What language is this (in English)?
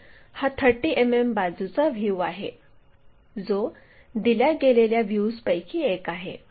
Marathi